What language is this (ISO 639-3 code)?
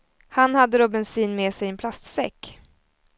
swe